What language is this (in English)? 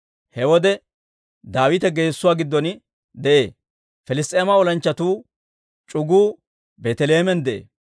Dawro